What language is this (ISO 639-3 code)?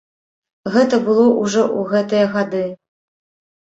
bel